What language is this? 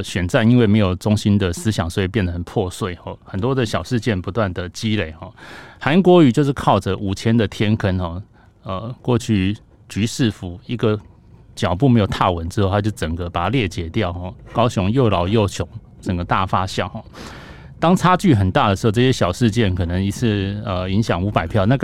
Chinese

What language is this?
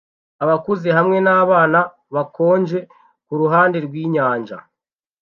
Kinyarwanda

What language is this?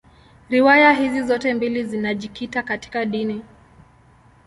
Swahili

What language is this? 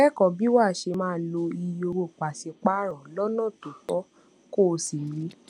Yoruba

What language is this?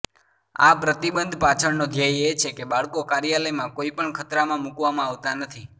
Gujarati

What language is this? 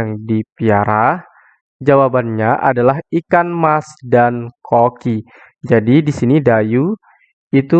Indonesian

